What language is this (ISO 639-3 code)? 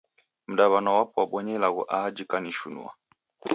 dav